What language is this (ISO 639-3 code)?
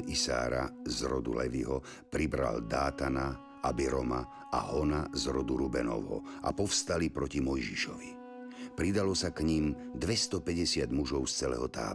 slk